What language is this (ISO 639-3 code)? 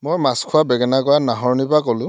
asm